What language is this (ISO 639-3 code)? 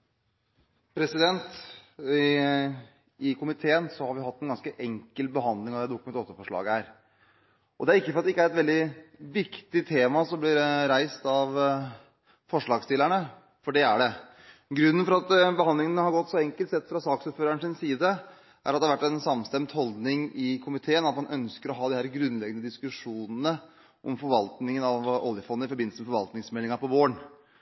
nob